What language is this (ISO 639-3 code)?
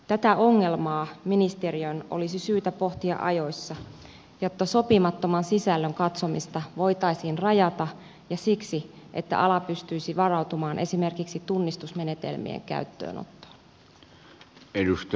fin